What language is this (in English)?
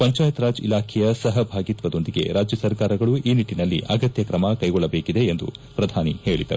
Kannada